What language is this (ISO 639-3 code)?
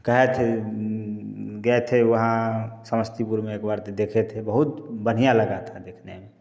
hin